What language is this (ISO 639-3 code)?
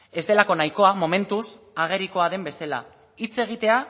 eus